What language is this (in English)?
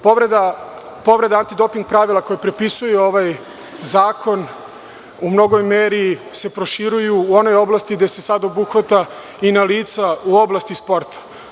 Serbian